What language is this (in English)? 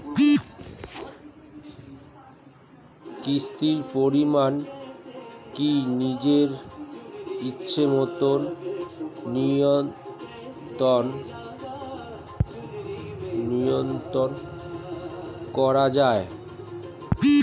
Bangla